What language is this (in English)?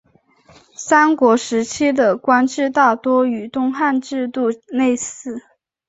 Chinese